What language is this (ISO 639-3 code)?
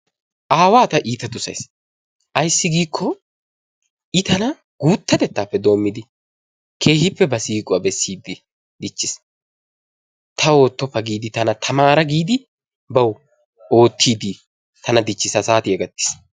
wal